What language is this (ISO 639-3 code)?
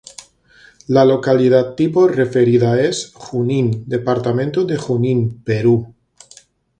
spa